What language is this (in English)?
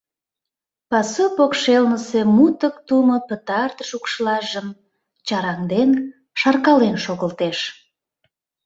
Mari